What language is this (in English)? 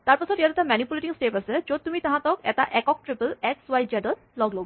Assamese